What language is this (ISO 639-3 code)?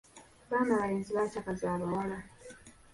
lug